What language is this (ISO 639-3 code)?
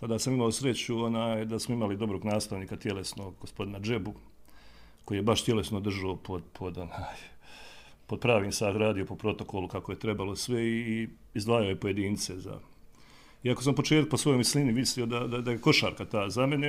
hrv